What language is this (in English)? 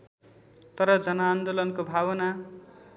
Nepali